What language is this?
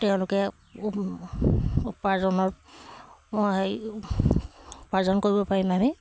Assamese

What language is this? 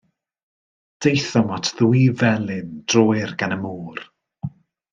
Welsh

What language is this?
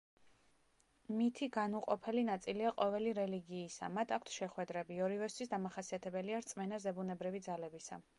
Georgian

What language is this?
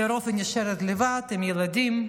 Hebrew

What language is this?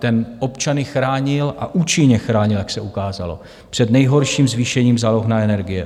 Czech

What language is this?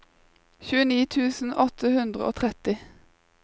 Norwegian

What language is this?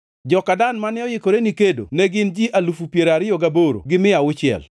Luo (Kenya and Tanzania)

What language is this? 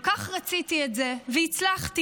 Hebrew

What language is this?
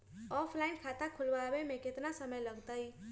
Magahi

